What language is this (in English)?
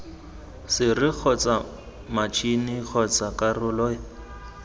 Tswana